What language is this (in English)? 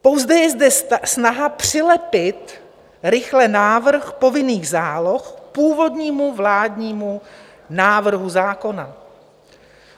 Czech